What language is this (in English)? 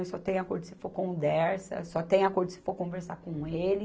Portuguese